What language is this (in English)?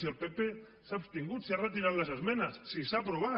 Catalan